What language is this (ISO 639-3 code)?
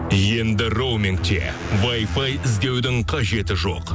kaz